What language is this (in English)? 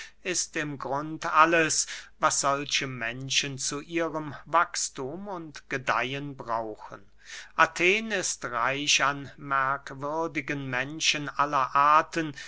German